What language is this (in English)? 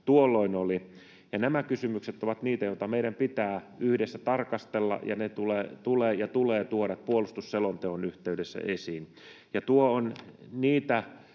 Finnish